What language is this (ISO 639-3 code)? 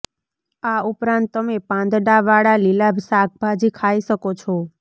guj